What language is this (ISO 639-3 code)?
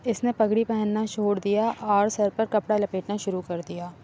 urd